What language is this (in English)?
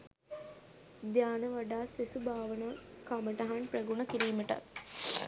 Sinhala